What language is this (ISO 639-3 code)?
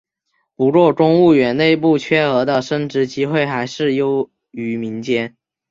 zho